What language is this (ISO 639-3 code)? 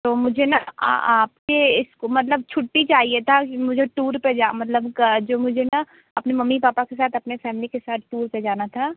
hin